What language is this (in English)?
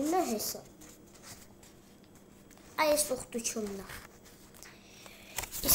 Turkish